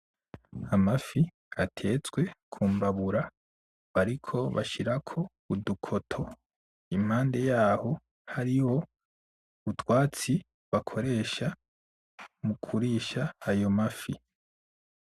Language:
Rundi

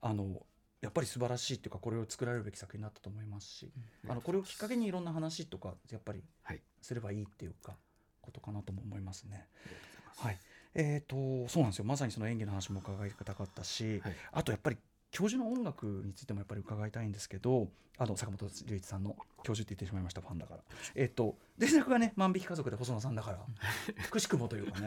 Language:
Japanese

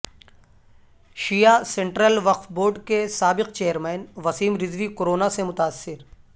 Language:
Urdu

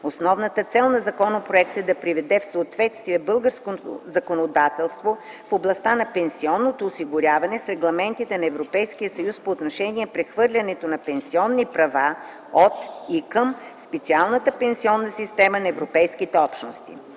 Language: Bulgarian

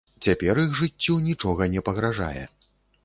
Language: Belarusian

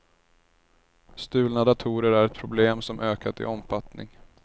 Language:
Swedish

